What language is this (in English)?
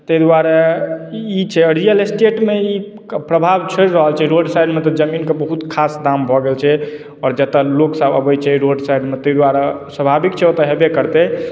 Maithili